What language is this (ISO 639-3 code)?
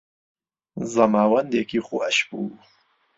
ckb